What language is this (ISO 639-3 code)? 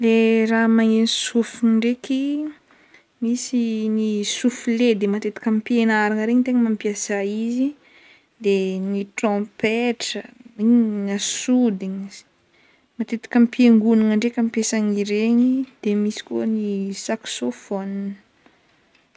bmm